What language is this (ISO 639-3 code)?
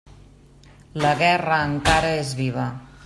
cat